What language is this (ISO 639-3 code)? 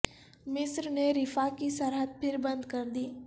urd